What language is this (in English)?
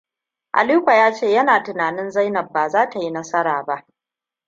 Hausa